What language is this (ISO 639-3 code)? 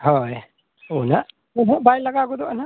sat